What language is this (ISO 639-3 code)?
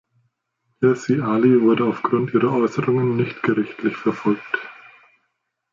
deu